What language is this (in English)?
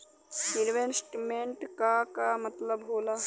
Bhojpuri